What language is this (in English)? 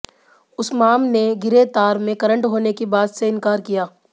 Hindi